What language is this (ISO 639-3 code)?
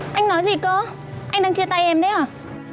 vie